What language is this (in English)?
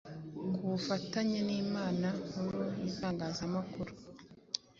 Kinyarwanda